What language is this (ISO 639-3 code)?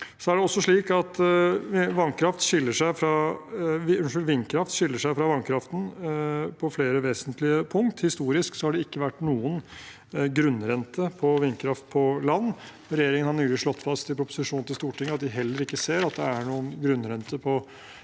nor